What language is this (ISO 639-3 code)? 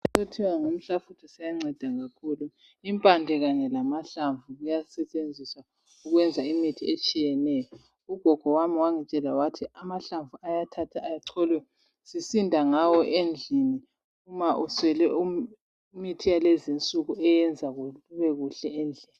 nde